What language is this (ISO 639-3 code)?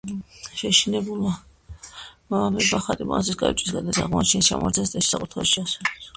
kat